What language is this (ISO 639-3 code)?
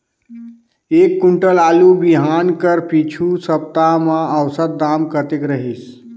hne